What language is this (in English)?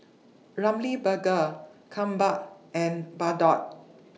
English